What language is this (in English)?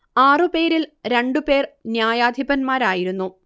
Malayalam